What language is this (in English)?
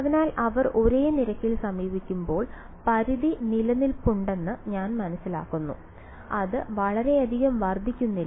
Malayalam